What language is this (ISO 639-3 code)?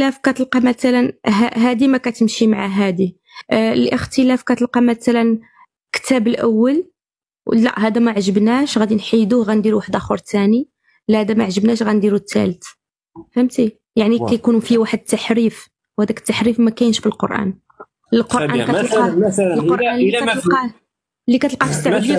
ara